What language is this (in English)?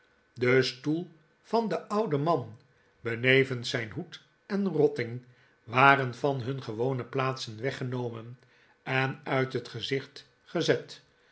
Dutch